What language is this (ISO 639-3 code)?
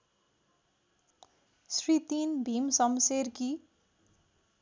nep